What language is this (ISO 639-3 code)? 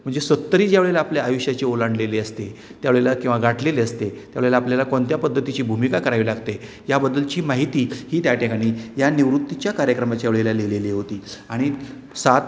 mar